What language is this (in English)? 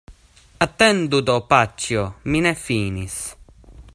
Esperanto